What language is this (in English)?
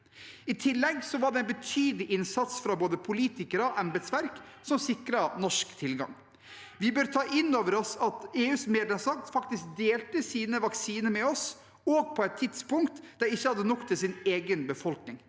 Norwegian